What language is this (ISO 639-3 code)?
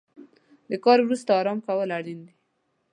pus